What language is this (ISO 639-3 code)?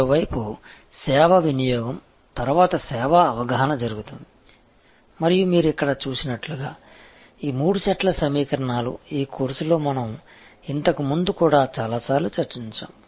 tel